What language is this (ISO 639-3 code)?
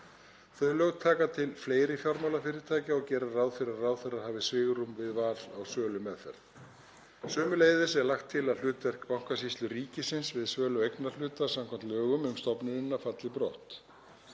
isl